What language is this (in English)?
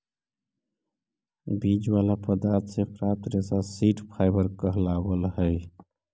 Magahi